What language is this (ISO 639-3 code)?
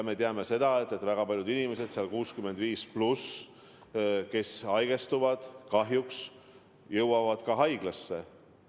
est